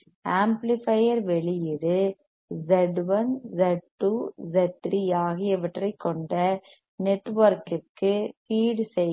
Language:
Tamil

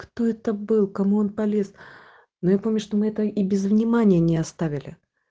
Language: Russian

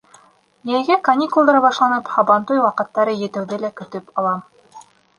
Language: Bashkir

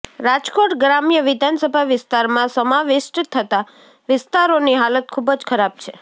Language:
Gujarati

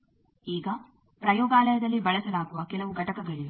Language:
Kannada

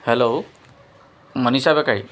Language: Assamese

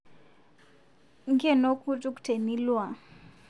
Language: Masai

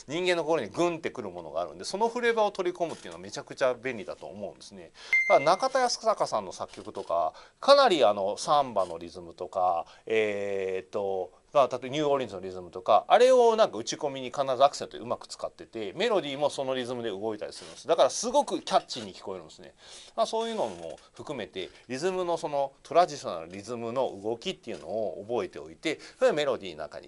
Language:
Japanese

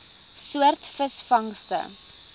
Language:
Afrikaans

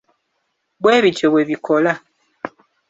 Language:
Ganda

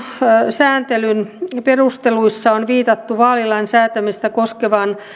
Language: Finnish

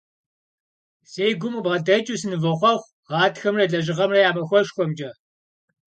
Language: Kabardian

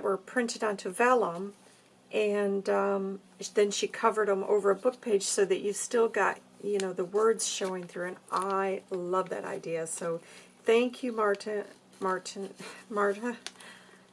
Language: English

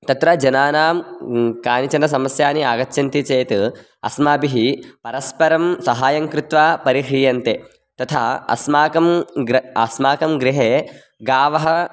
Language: Sanskrit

